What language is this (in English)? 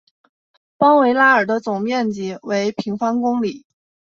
Chinese